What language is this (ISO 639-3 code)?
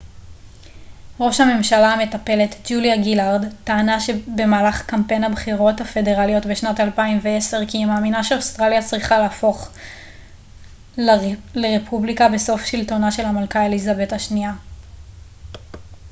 heb